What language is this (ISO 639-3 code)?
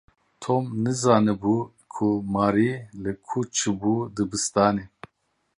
kur